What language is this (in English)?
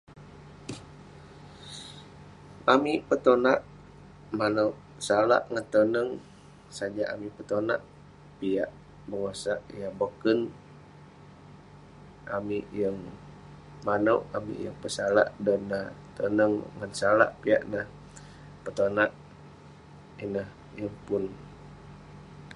Western Penan